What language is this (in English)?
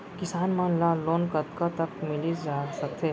Chhattisgarhi